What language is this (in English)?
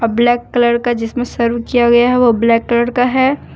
Hindi